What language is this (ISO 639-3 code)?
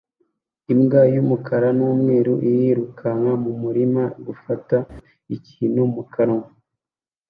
kin